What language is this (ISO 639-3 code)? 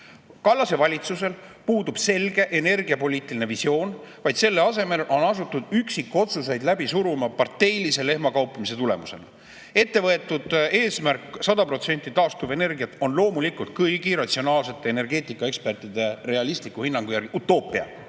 est